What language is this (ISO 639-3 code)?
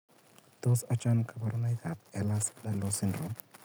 kln